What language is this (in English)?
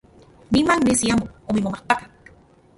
Central Puebla Nahuatl